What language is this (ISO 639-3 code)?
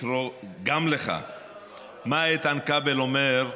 heb